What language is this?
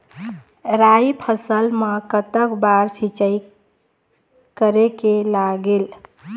Chhattisgarhi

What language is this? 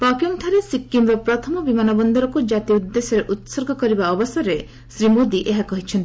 Odia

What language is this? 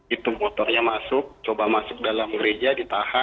Indonesian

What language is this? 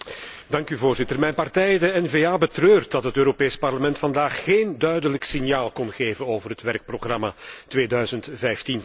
Dutch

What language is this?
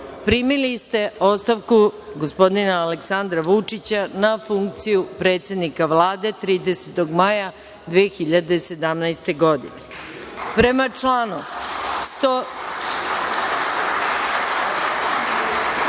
Serbian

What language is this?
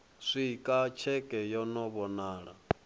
Venda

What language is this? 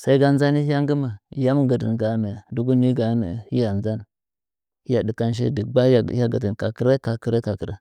Nzanyi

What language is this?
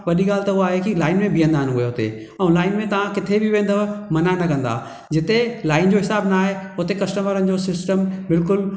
Sindhi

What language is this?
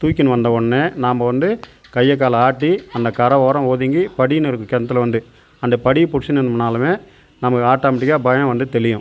Tamil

